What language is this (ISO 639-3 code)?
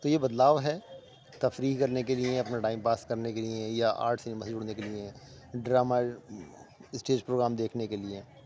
urd